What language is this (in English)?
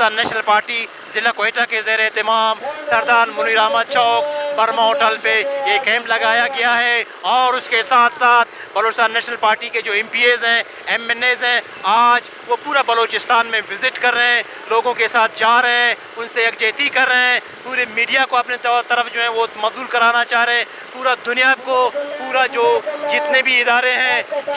Hindi